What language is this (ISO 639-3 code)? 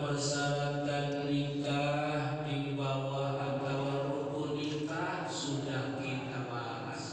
ind